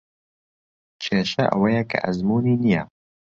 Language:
Central Kurdish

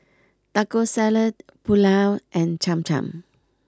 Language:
English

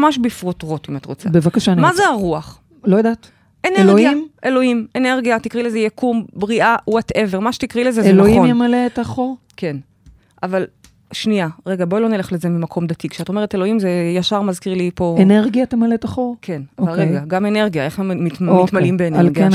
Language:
Hebrew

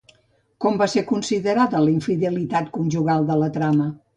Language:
Catalan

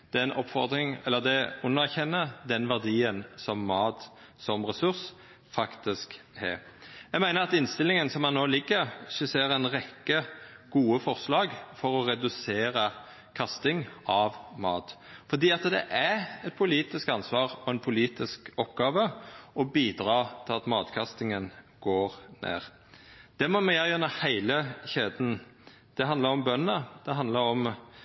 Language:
Norwegian Nynorsk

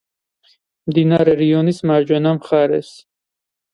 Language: Georgian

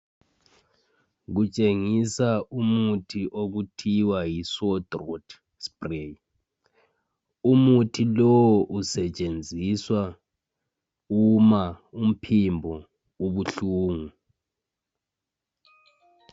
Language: North Ndebele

